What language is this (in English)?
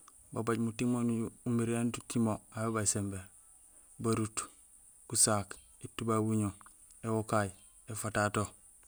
Gusilay